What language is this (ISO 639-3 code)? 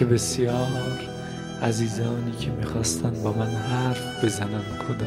fas